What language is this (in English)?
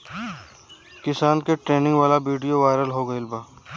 Bhojpuri